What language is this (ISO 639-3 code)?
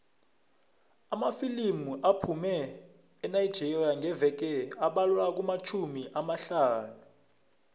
nbl